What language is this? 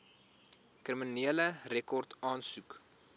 Afrikaans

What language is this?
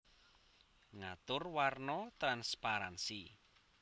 Javanese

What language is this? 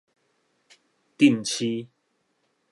Min Nan Chinese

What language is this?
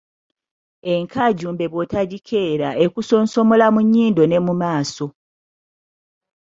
Ganda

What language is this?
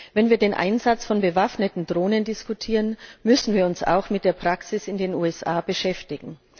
German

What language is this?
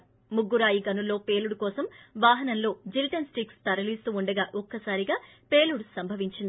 Telugu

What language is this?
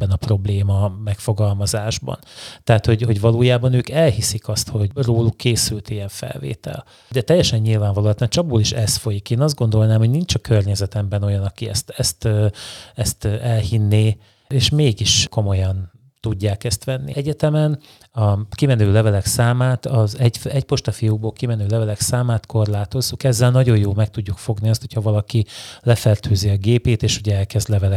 Hungarian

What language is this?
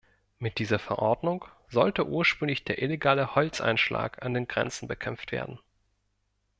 German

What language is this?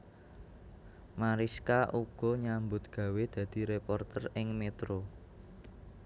Javanese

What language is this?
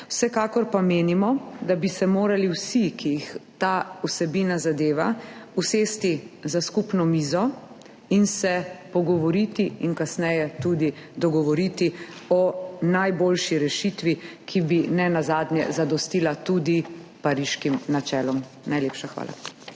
Slovenian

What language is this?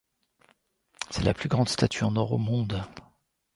French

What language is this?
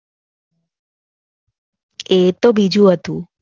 Gujarati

